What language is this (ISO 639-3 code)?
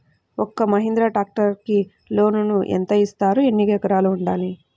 tel